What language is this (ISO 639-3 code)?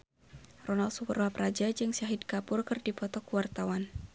sun